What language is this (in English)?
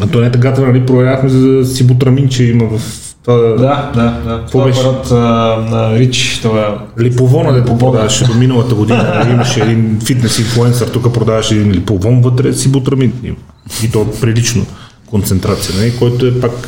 Bulgarian